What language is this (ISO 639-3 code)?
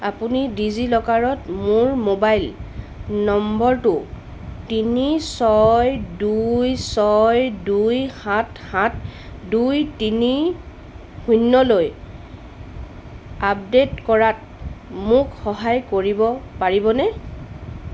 asm